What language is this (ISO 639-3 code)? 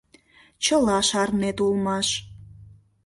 chm